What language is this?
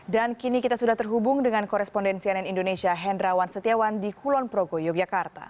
Indonesian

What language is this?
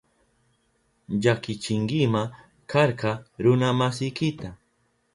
Southern Pastaza Quechua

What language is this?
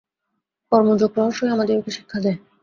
Bangla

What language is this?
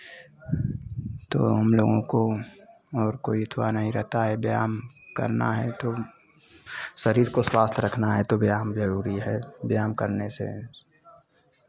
Hindi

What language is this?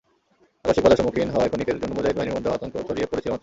Bangla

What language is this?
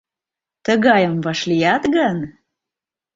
Mari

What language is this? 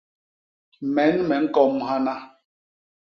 Basaa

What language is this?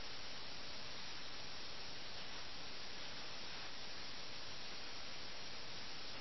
Malayalam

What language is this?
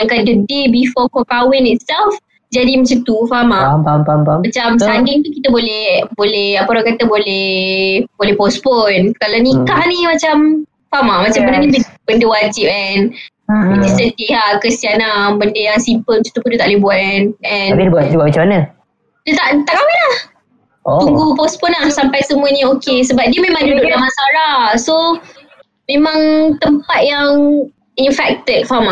Malay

